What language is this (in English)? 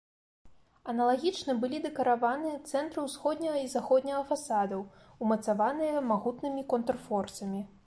Belarusian